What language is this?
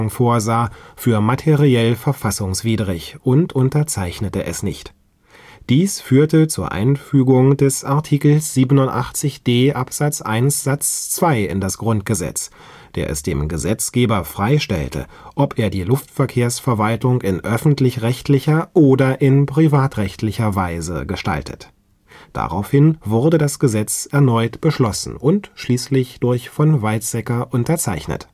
German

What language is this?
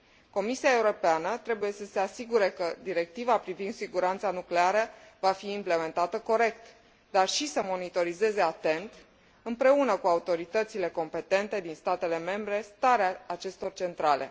Romanian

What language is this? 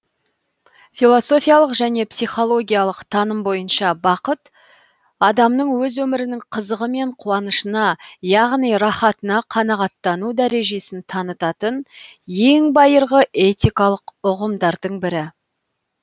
Kazakh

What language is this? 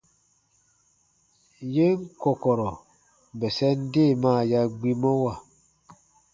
Baatonum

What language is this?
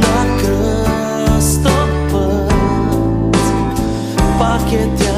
Bulgarian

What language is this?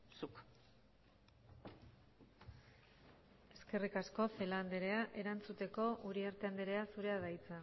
Basque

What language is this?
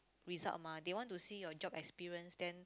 English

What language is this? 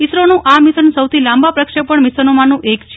Gujarati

